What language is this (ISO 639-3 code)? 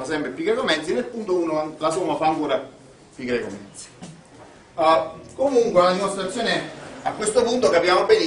ita